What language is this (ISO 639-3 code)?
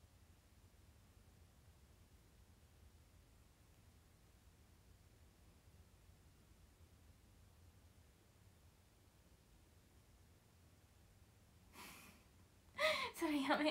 jpn